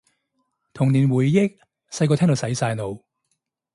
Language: Cantonese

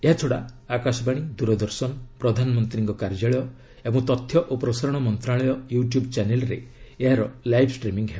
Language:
Odia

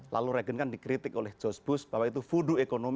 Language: Indonesian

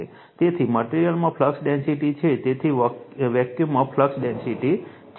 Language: Gujarati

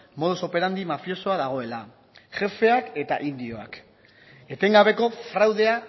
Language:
Basque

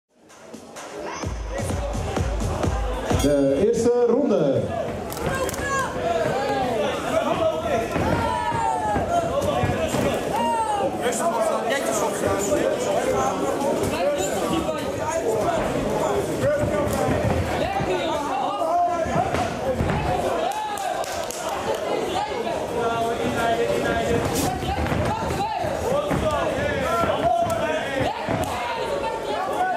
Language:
Dutch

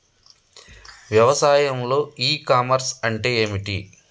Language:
Telugu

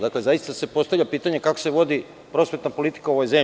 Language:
Serbian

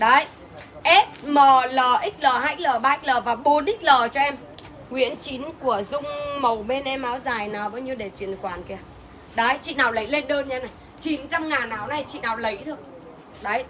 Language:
Vietnamese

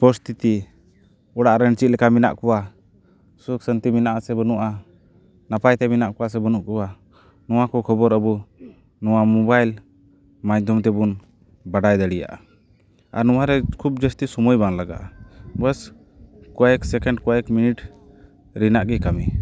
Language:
Santali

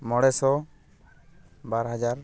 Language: Santali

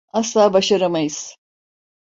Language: Turkish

